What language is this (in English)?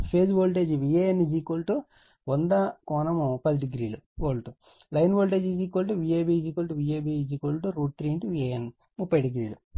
Telugu